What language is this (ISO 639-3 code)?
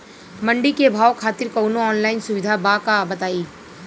bho